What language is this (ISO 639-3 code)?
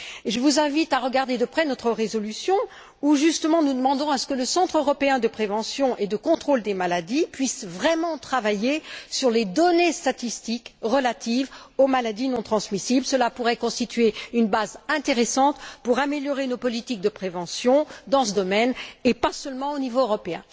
fra